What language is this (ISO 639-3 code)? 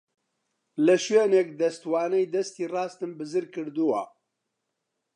ckb